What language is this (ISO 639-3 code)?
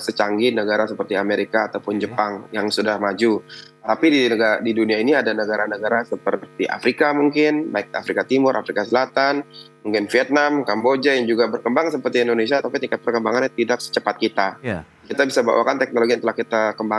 ind